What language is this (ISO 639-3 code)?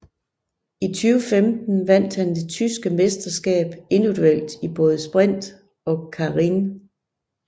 dan